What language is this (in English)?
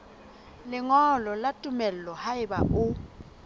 Southern Sotho